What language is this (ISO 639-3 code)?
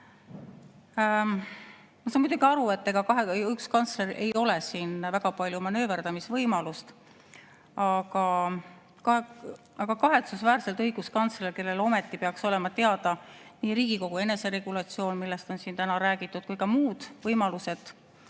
est